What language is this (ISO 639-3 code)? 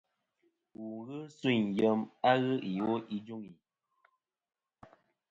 bkm